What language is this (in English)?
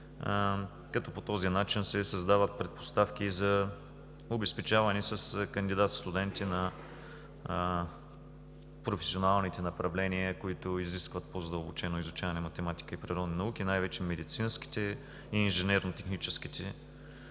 Bulgarian